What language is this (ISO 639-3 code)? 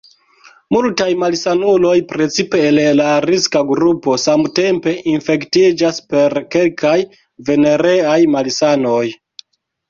epo